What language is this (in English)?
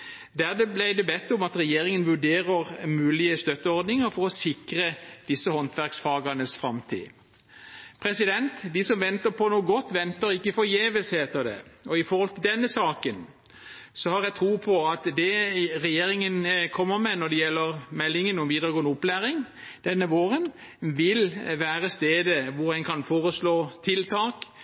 Norwegian Bokmål